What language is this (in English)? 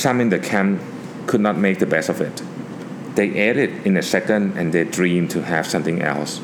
Thai